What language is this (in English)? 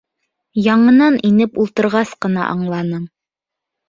Bashkir